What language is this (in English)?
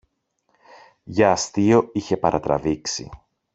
Greek